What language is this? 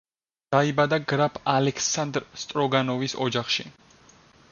Georgian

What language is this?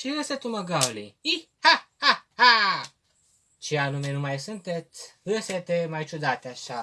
Romanian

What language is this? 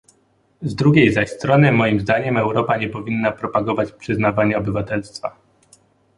Polish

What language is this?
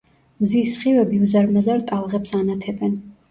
Georgian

